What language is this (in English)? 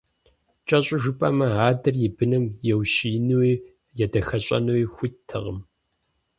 Kabardian